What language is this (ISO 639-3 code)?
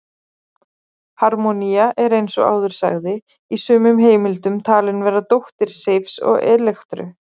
isl